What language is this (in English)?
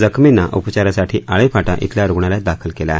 Marathi